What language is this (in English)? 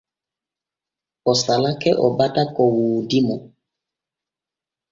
Borgu Fulfulde